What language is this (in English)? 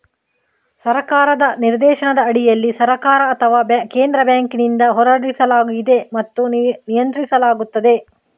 Kannada